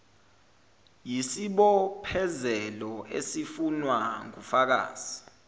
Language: Zulu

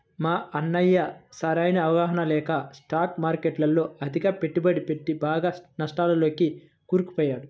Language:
Telugu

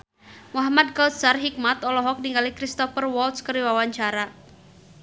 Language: Sundanese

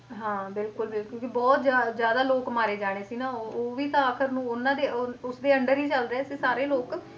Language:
Punjabi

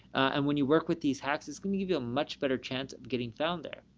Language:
English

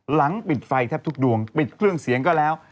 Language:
Thai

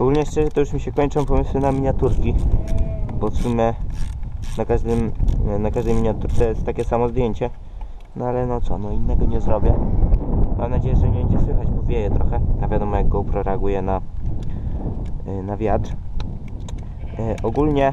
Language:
Polish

